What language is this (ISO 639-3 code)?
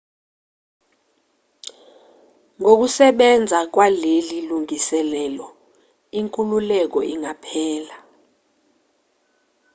zul